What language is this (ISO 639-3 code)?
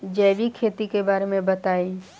bho